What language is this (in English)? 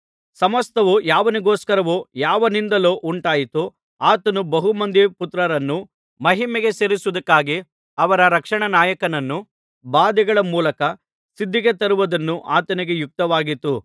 Kannada